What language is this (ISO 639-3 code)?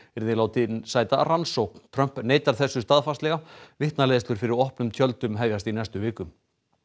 isl